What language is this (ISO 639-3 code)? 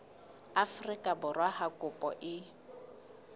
sot